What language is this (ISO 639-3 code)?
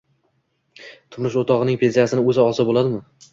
uzb